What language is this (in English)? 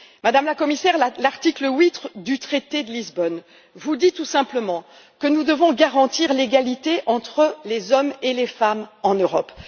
French